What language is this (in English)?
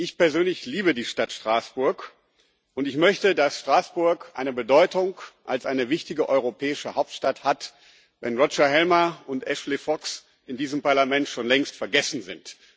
German